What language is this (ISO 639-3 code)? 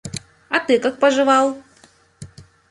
rus